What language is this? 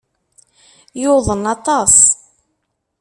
Kabyle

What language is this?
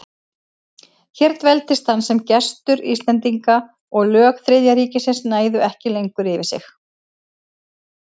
Icelandic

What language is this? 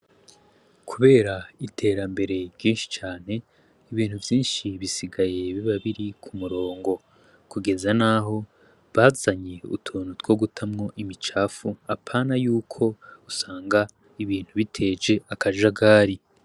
Rundi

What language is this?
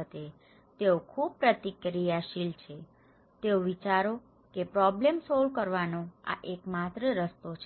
Gujarati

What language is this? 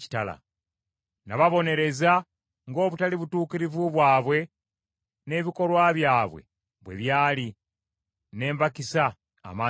Ganda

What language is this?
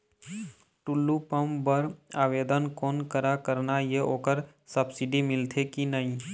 Chhattisgarhi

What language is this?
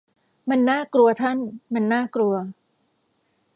Thai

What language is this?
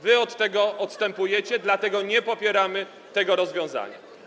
Polish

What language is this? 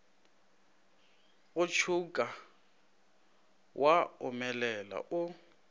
Northern Sotho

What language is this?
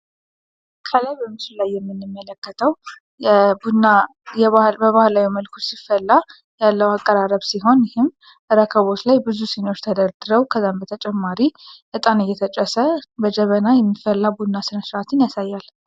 Amharic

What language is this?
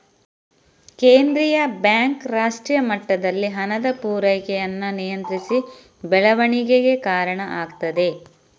Kannada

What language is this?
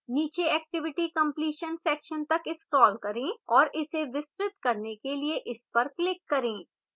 Hindi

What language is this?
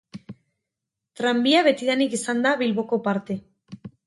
Basque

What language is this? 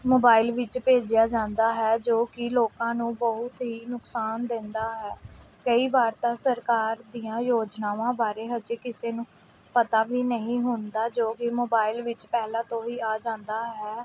Punjabi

